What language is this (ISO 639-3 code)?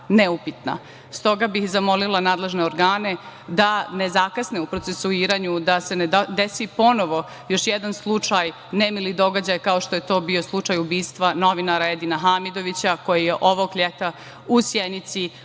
srp